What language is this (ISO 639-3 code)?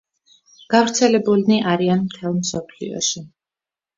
kat